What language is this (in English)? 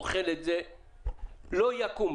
Hebrew